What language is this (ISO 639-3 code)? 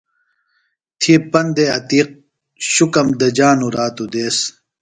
phl